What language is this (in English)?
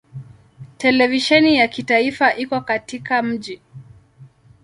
Swahili